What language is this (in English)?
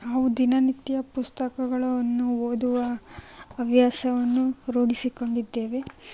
Kannada